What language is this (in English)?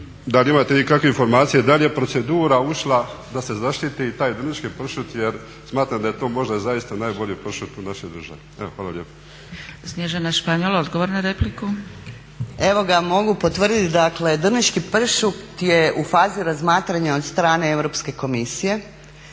Croatian